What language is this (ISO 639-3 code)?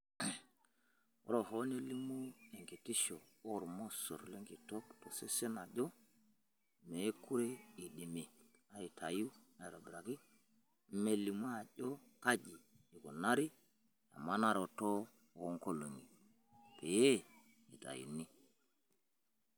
mas